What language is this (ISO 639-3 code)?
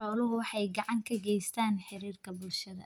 som